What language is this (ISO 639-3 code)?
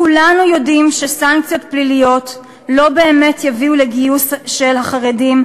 heb